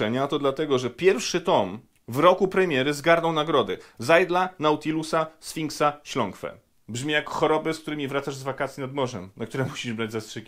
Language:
Polish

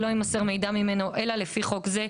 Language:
Hebrew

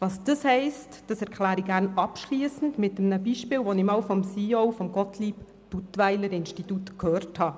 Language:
Swiss German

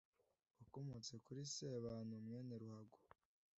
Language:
Kinyarwanda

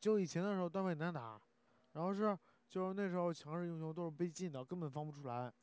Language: Chinese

